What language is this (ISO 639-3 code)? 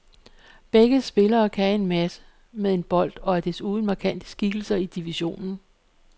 dan